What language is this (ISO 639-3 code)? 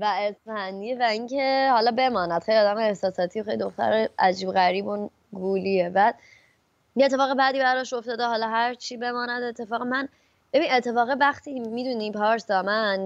fas